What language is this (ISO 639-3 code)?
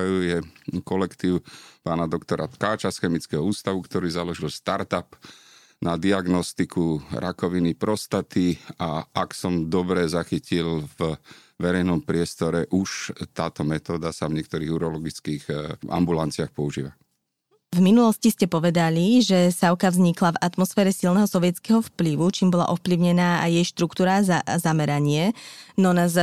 slk